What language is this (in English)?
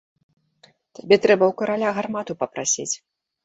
Belarusian